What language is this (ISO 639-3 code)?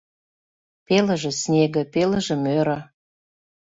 chm